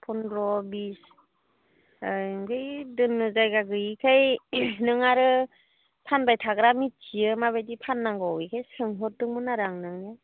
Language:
Bodo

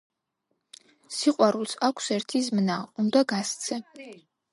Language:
Georgian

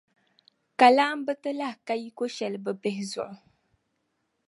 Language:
Dagbani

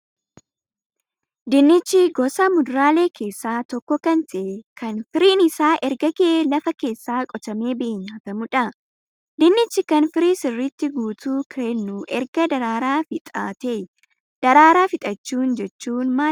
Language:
Oromo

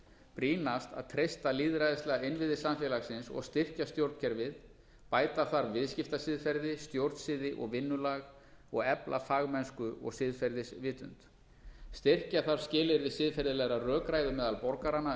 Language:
Icelandic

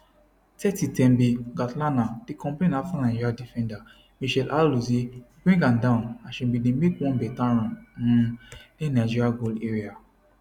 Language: Nigerian Pidgin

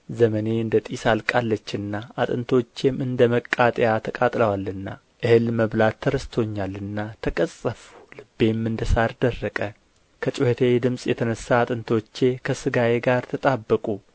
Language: Amharic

